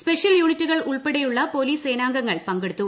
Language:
Malayalam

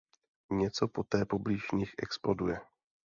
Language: Czech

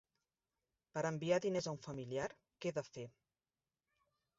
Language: Catalan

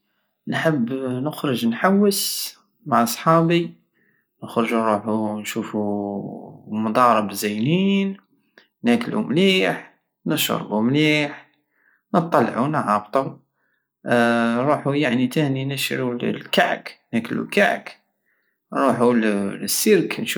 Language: Algerian Saharan Arabic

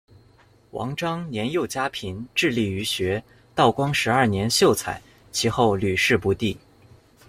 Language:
Chinese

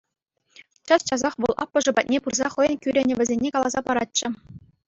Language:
Chuvash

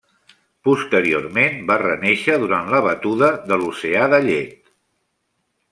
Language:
Catalan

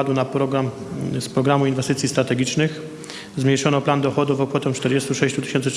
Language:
Polish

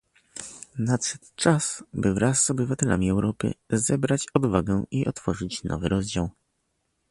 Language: Polish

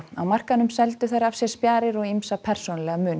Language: Icelandic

